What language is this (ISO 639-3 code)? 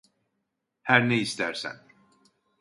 tur